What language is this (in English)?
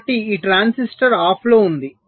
Telugu